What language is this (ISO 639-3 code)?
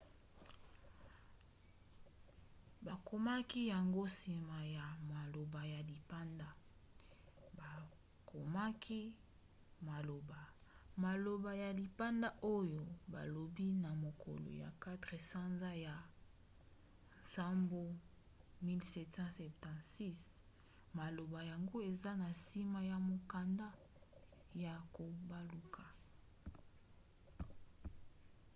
lin